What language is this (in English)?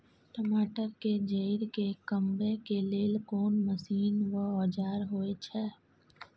Maithili